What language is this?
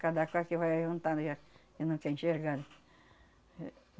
Portuguese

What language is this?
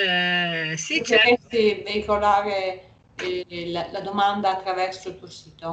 Italian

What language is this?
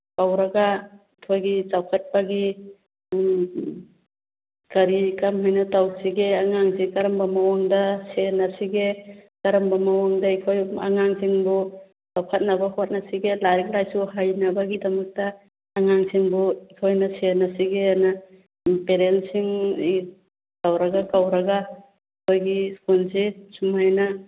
Manipuri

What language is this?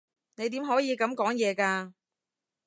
Cantonese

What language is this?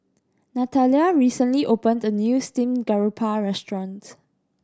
English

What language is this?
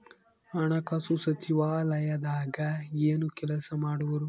Kannada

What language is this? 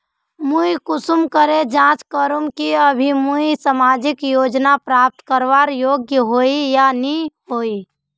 Magahi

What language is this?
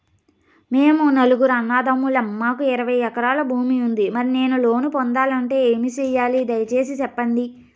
Telugu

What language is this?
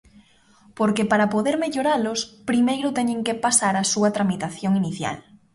Galician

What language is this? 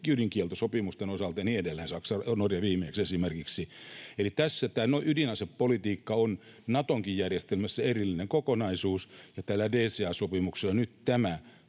Finnish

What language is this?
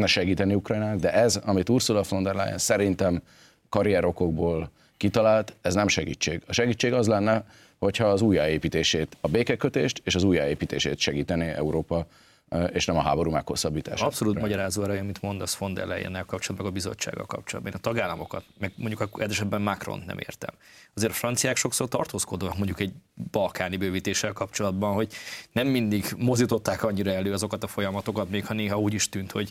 Hungarian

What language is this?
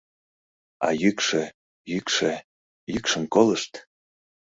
Mari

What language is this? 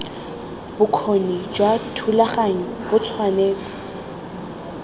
Tswana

